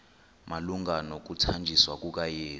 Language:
Xhosa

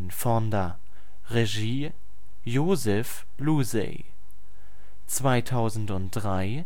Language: German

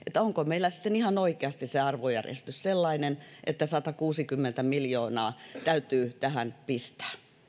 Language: Finnish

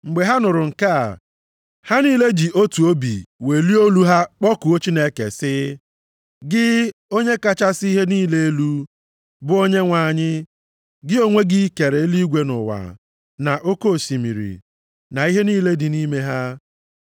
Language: Igbo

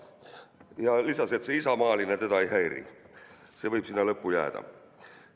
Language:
Estonian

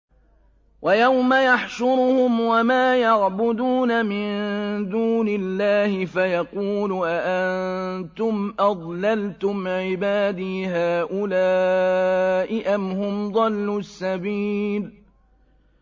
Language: Arabic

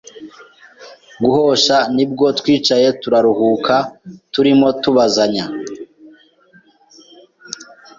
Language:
Kinyarwanda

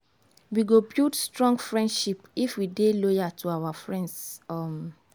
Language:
Nigerian Pidgin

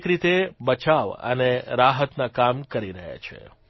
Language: Gujarati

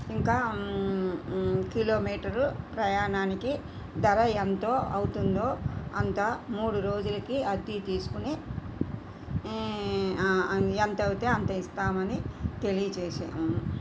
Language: Telugu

